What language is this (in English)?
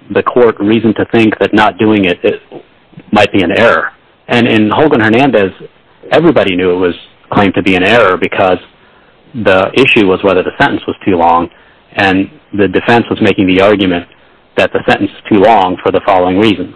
English